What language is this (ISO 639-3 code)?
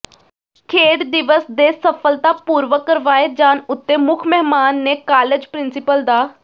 pan